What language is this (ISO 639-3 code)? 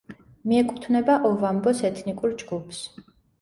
kat